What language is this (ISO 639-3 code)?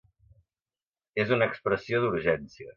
cat